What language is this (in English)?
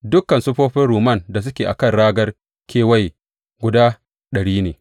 Hausa